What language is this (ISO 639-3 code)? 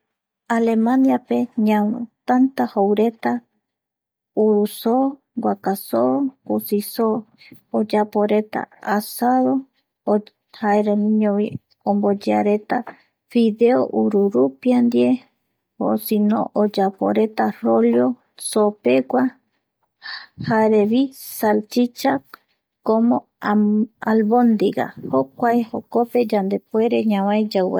gui